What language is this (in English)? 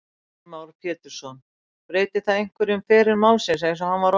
Icelandic